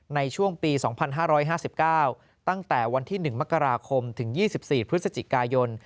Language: Thai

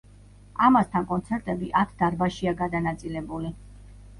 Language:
Georgian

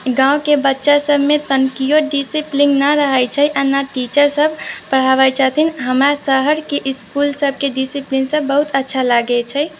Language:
Maithili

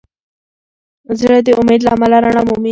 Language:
Pashto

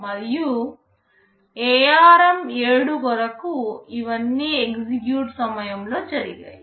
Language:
Telugu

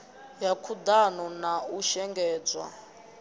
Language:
Venda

